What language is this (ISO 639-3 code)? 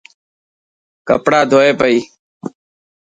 mki